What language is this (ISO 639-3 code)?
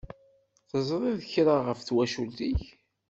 kab